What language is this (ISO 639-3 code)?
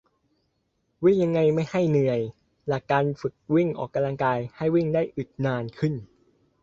tha